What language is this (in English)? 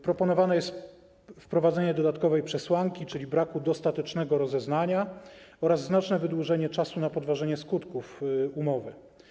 Polish